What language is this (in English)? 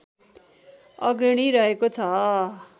Nepali